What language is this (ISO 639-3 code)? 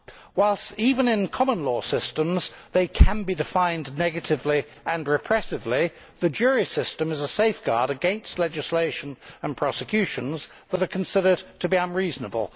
eng